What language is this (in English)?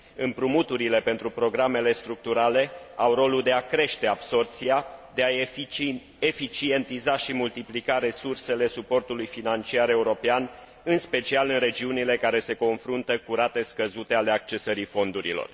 Romanian